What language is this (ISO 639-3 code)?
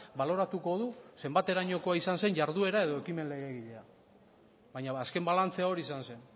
eus